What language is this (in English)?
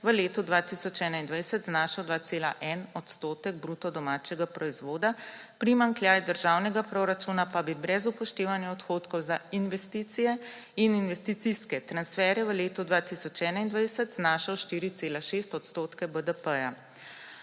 Slovenian